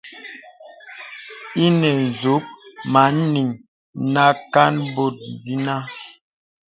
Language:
Bebele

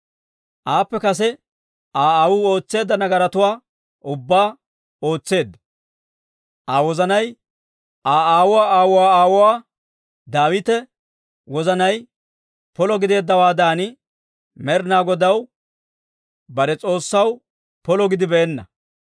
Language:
Dawro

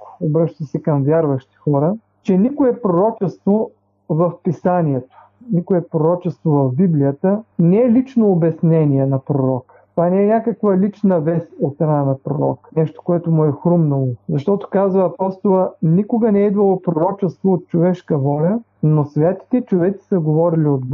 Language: Bulgarian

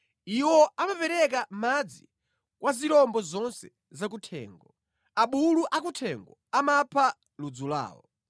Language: Nyanja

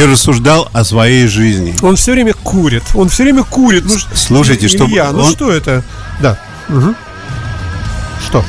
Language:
Russian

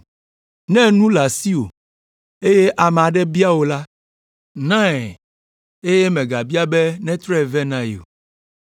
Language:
Ewe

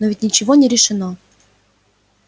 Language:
Russian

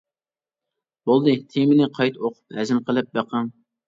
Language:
Uyghur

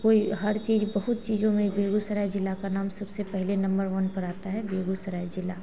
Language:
Hindi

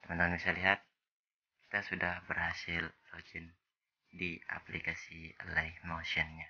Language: Indonesian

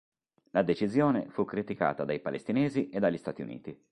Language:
Italian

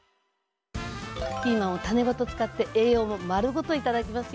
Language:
Japanese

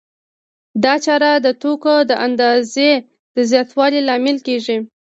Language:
Pashto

